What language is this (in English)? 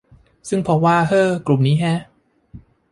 Thai